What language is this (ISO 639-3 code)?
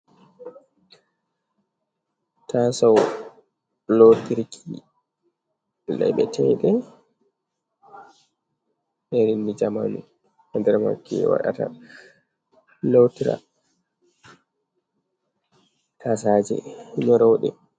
ful